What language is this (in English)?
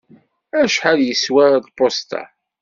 Kabyle